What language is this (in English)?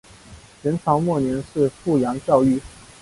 Chinese